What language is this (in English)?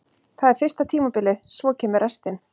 Icelandic